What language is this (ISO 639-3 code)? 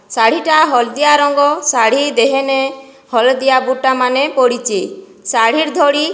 ori